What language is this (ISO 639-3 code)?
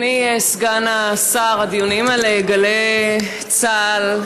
heb